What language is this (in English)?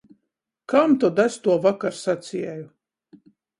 Latgalian